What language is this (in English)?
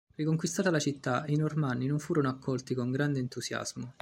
Italian